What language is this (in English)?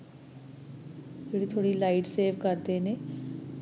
Punjabi